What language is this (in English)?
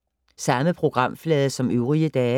Danish